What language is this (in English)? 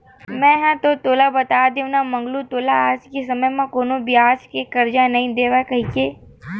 Chhattisgarhi